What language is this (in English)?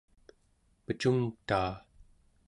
Central Yupik